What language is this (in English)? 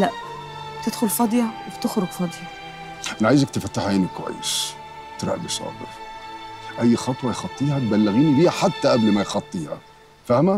Arabic